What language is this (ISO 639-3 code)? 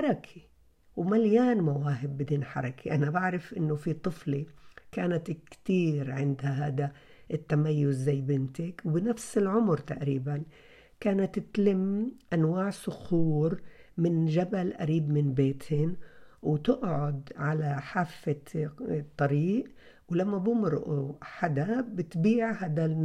ara